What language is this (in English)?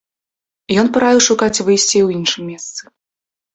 Belarusian